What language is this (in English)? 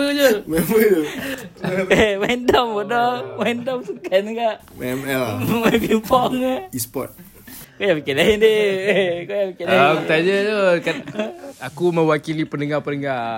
Malay